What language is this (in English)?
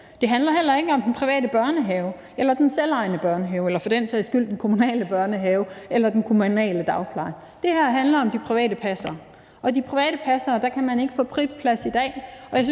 Danish